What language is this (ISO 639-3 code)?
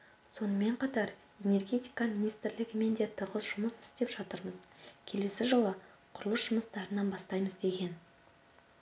kaz